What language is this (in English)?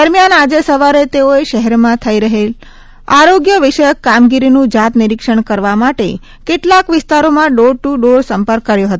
Gujarati